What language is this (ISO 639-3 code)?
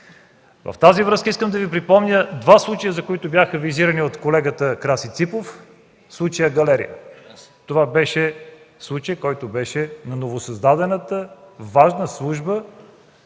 bul